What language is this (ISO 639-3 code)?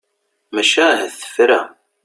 kab